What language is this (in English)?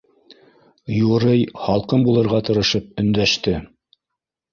Bashkir